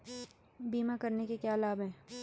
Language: Hindi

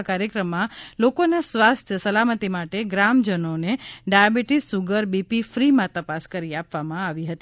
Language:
Gujarati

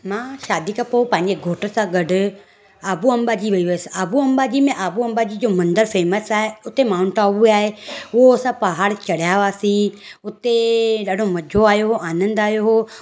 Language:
Sindhi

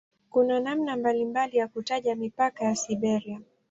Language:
Swahili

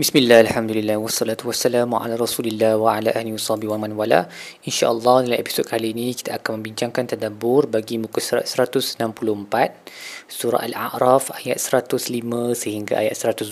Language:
Malay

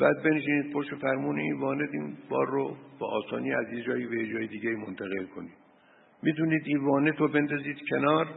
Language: Persian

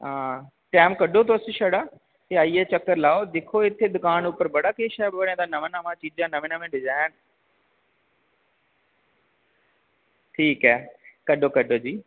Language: Dogri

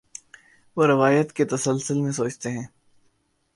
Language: Urdu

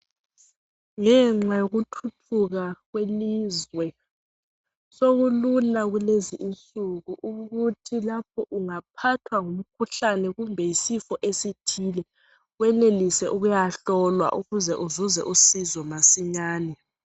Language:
North Ndebele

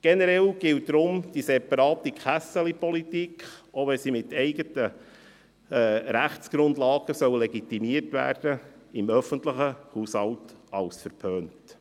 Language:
Swiss German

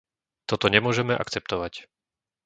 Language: Slovak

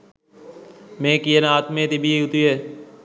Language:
Sinhala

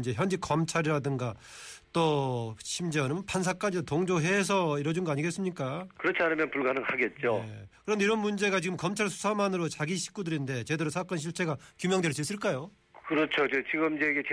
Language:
Korean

